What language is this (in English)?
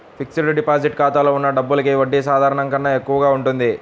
Telugu